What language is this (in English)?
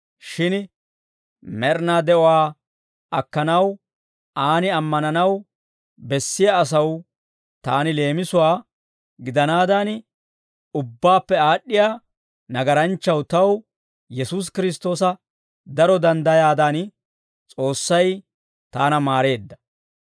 Dawro